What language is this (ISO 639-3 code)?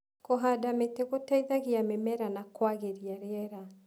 kik